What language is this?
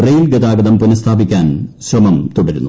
Malayalam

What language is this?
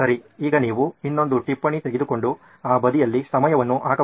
Kannada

